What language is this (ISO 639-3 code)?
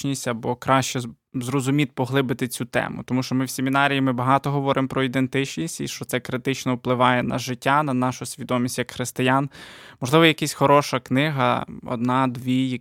ukr